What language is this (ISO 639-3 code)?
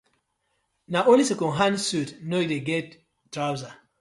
pcm